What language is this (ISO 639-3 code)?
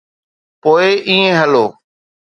snd